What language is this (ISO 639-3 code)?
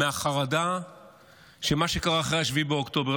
heb